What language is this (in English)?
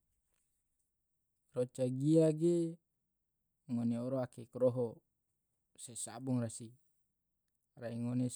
Tidore